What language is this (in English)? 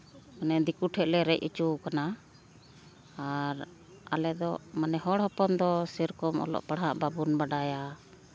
Santali